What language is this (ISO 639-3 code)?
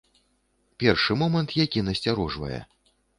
bel